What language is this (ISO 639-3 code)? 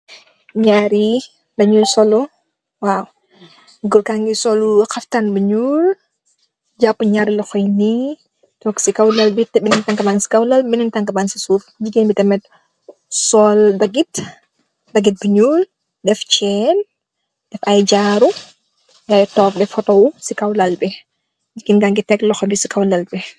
wol